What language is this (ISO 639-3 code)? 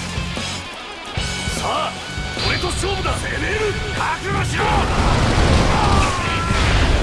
jpn